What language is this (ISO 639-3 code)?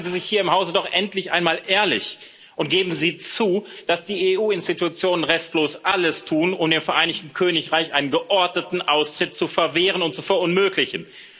deu